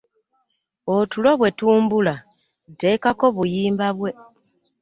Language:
Ganda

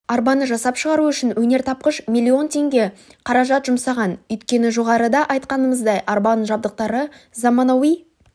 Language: Kazakh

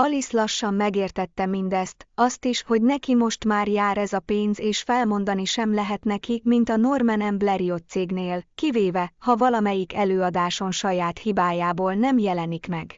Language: Hungarian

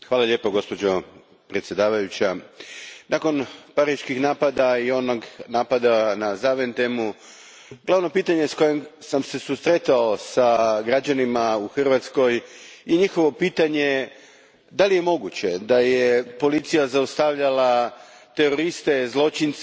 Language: Croatian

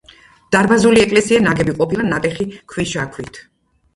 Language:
Georgian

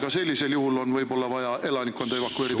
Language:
Estonian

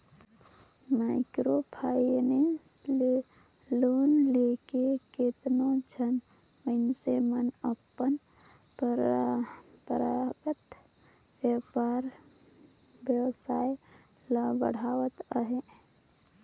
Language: Chhattisgarhi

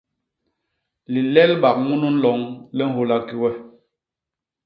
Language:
Basaa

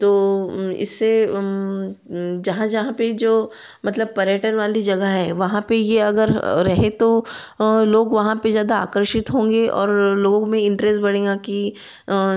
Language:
Hindi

